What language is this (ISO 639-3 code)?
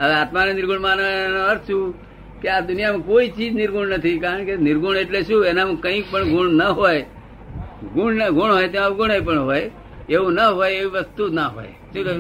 guj